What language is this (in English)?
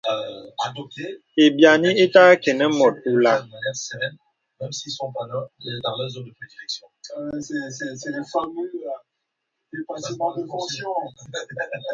Bebele